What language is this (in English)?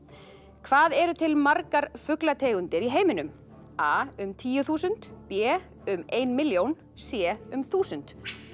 Icelandic